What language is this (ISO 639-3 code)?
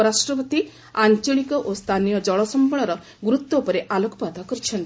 ori